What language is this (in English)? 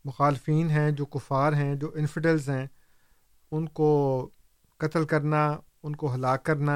Urdu